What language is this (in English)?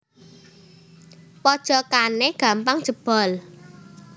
Javanese